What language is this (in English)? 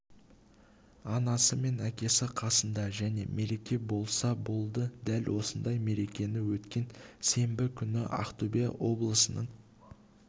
Kazakh